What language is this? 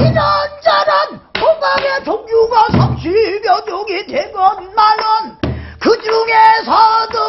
Korean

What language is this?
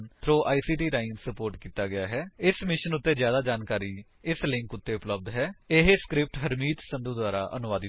Punjabi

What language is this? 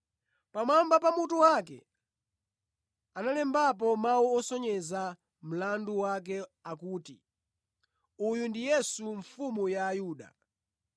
Nyanja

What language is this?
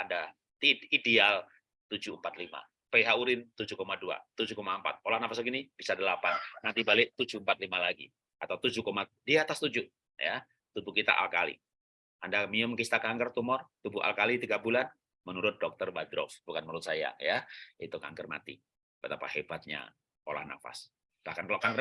Indonesian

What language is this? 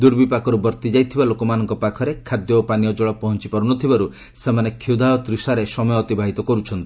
Odia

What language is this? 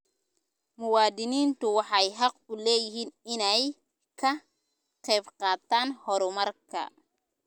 Somali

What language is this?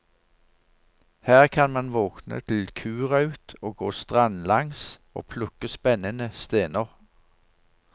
Norwegian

